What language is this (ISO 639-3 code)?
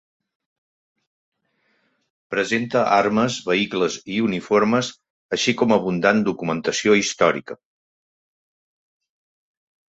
cat